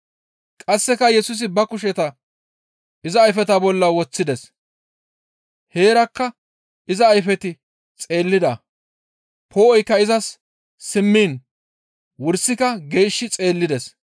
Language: Gamo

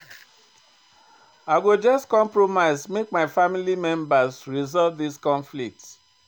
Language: Nigerian Pidgin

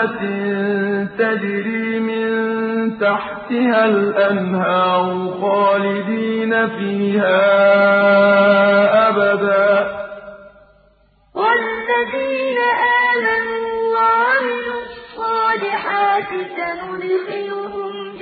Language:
Arabic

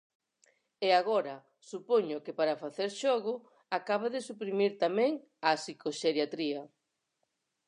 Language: Galician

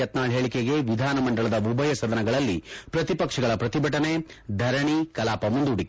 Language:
Kannada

